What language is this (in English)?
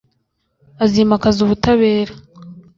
Kinyarwanda